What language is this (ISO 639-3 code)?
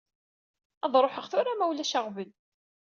kab